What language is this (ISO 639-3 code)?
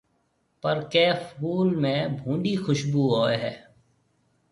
mve